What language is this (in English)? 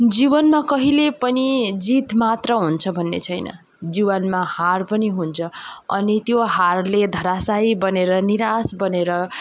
Nepali